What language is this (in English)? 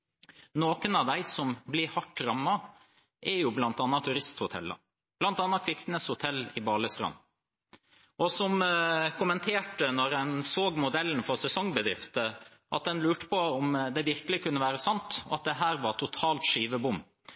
Norwegian Bokmål